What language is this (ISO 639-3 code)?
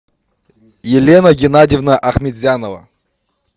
rus